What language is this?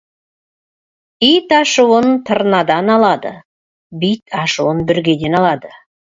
Kazakh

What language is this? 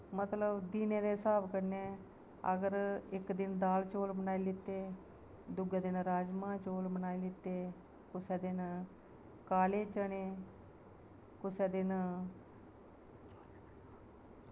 Dogri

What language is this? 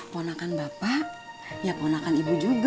Indonesian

